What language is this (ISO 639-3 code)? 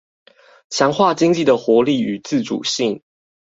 zho